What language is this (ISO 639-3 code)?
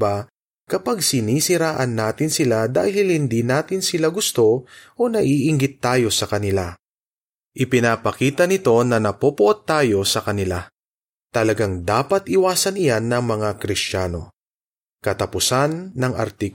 fil